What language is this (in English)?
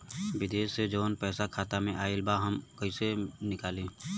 Bhojpuri